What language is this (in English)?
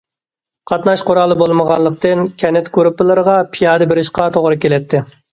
Uyghur